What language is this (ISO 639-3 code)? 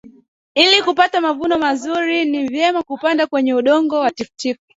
swa